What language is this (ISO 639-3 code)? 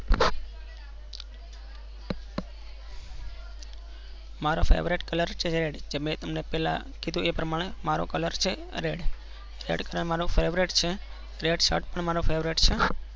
guj